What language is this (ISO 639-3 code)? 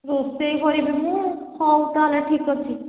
ori